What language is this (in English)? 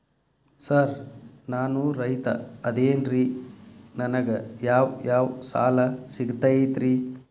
Kannada